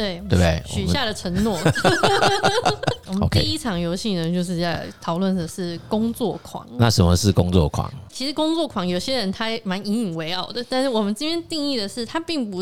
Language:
Chinese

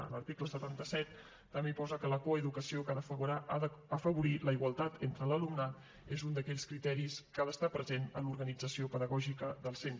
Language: Catalan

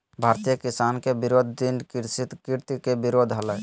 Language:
Magahi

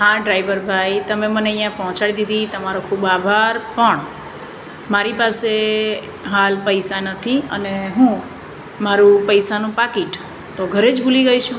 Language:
Gujarati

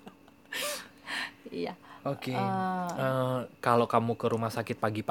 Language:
Indonesian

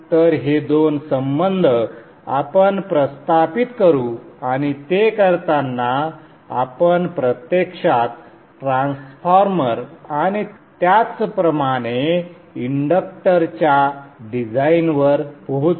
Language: Marathi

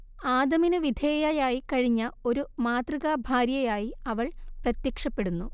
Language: Malayalam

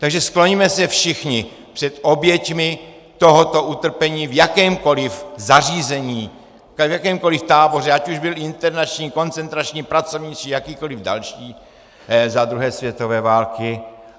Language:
Czech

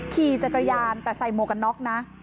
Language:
Thai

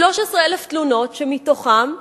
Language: Hebrew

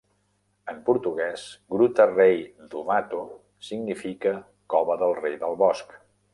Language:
Catalan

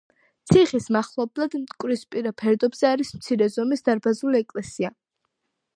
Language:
Georgian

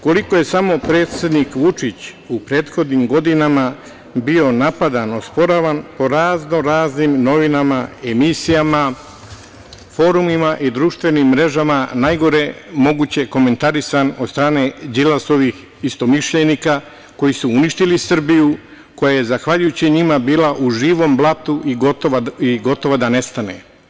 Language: Serbian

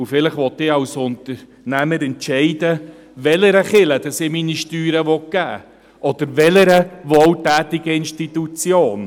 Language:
Swiss German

